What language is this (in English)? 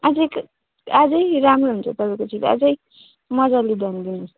Nepali